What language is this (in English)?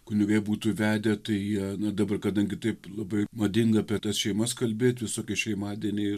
Lithuanian